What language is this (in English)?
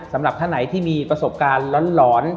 Thai